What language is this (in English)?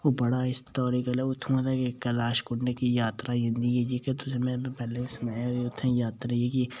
Dogri